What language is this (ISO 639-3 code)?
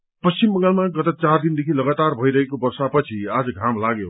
nep